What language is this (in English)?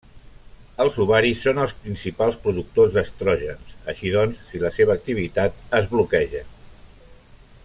Catalan